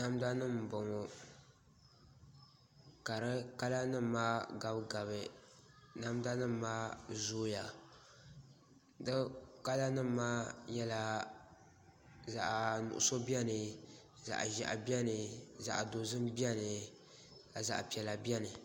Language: Dagbani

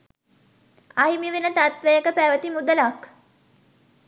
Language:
Sinhala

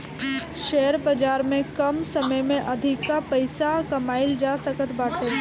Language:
Bhojpuri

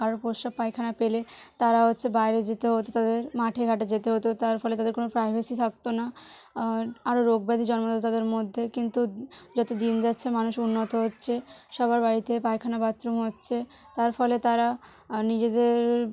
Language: Bangla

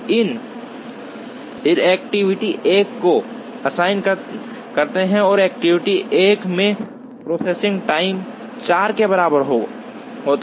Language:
Hindi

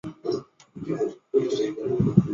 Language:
Chinese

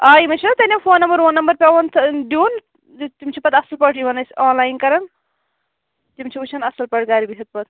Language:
Kashmiri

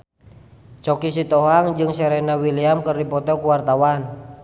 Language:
Sundanese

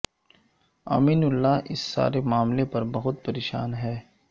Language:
Urdu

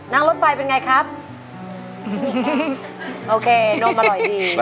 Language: Thai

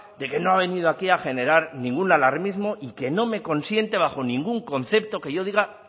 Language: Spanish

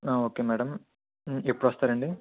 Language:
Telugu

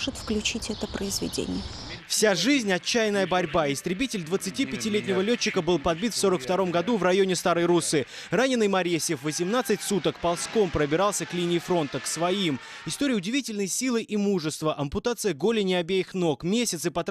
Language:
Russian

